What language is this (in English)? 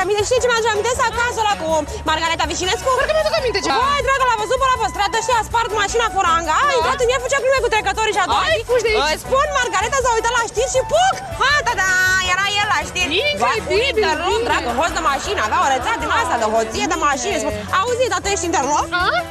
Romanian